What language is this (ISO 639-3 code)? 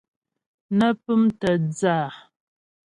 bbj